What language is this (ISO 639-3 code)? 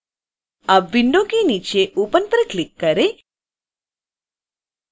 hin